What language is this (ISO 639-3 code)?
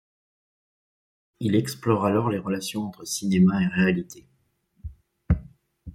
fra